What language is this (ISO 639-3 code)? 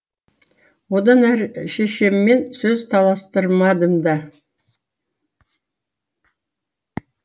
kaz